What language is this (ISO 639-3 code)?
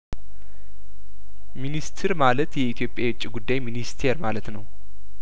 amh